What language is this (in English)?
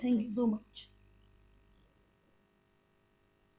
Punjabi